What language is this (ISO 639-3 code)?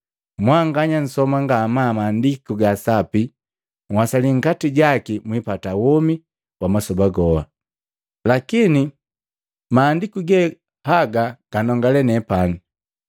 mgv